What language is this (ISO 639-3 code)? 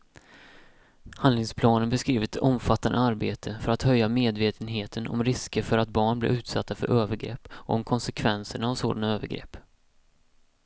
swe